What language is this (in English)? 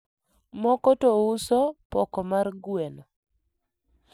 Luo (Kenya and Tanzania)